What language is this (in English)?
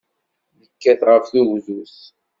Kabyle